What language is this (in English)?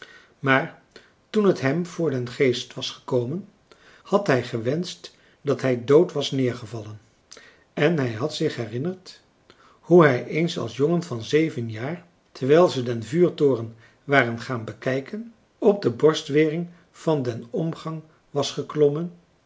Dutch